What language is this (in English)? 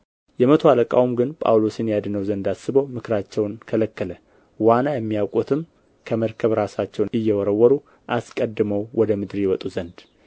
Amharic